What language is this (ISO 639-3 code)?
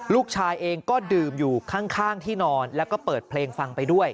tha